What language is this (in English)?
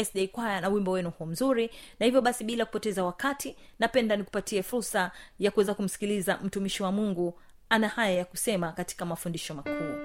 Swahili